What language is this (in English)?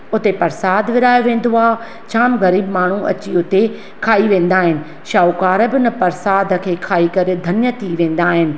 Sindhi